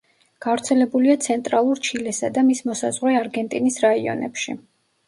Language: Georgian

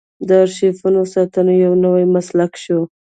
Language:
Pashto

